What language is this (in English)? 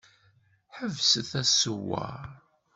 Kabyle